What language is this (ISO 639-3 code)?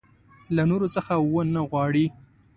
pus